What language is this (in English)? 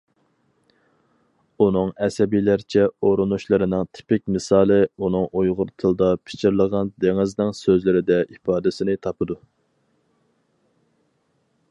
Uyghur